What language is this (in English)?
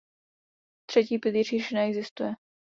Czech